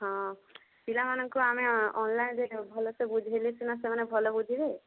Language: Odia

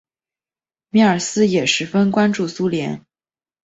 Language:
Chinese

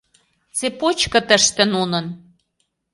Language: Mari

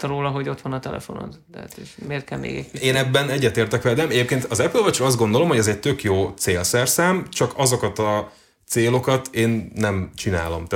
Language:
Hungarian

